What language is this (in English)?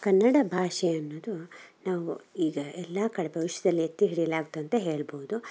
Kannada